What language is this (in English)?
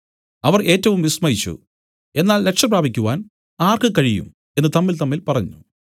Malayalam